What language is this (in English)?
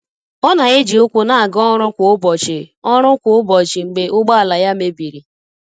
Igbo